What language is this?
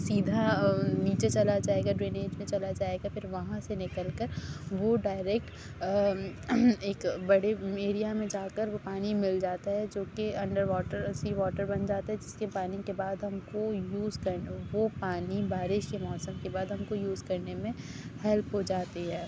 Urdu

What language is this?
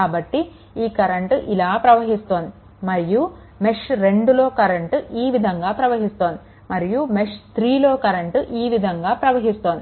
Telugu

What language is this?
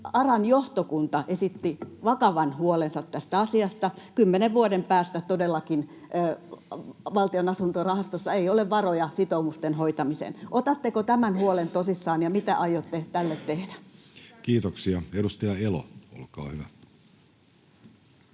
Finnish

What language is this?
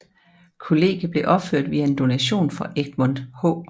Danish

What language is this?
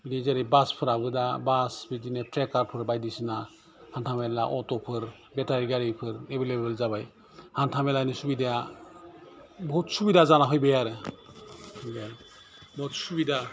Bodo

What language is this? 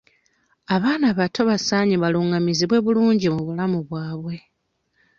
Ganda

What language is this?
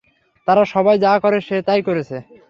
Bangla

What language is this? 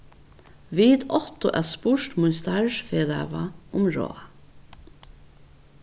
Faroese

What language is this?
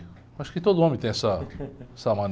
Portuguese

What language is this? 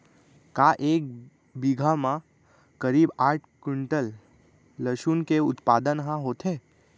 Chhattisgarhi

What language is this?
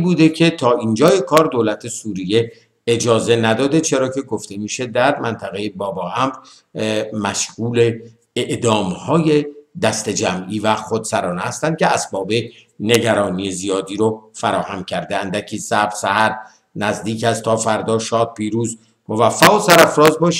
Persian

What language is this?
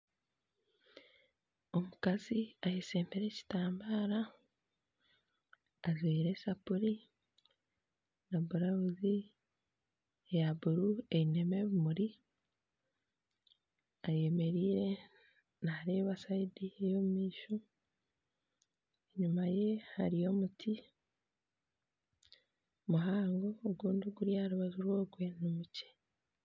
Nyankole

